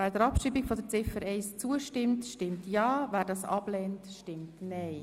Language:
Swiss German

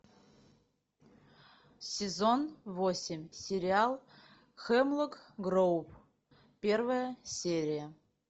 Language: Russian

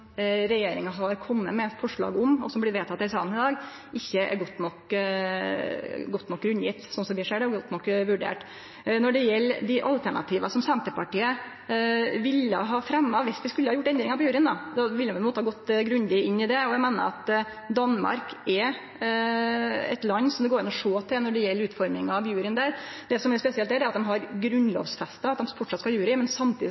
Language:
Norwegian Nynorsk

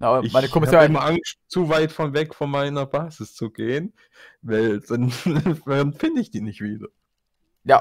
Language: German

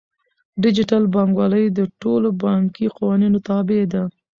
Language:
Pashto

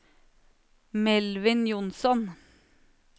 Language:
Norwegian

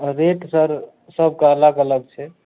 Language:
Maithili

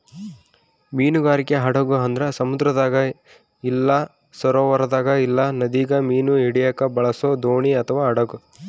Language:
Kannada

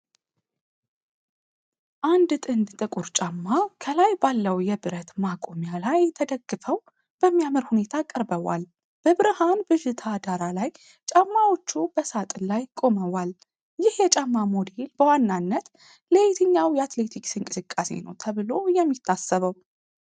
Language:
Amharic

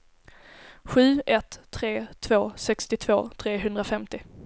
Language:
Swedish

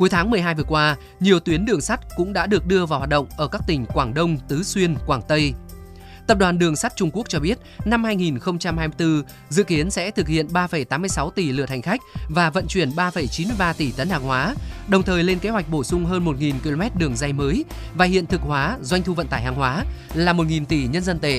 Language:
Vietnamese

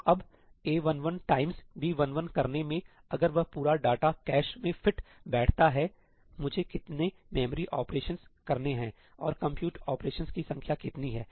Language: Hindi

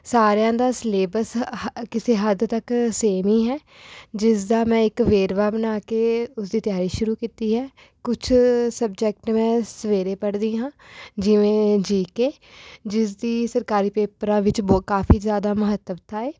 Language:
Punjabi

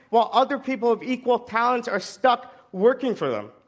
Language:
English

